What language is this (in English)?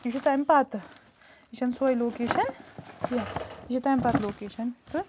Kashmiri